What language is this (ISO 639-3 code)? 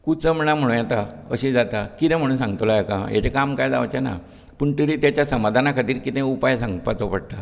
kok